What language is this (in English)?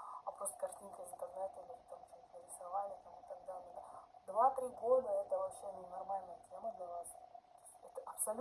Russian